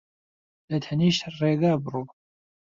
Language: Central Kurdish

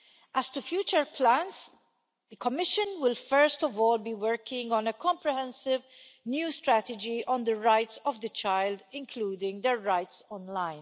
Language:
English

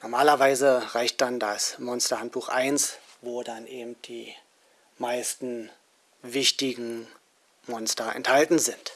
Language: German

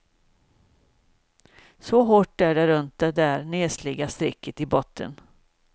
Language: Swedish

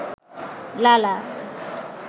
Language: Bangla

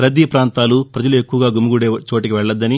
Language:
Telugu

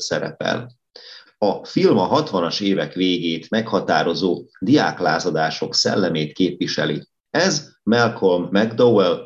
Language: Hungarian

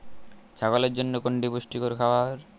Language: Bangla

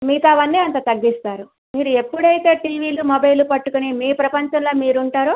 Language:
Telugu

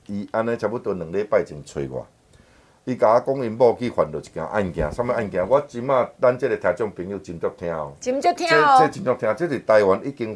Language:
Chinese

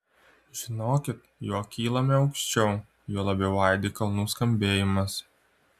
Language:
Lithuanian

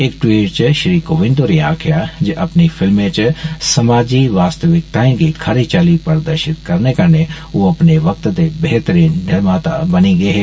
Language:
Dogri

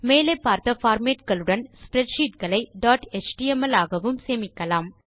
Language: Tamil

